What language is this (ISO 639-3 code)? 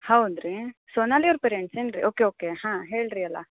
kan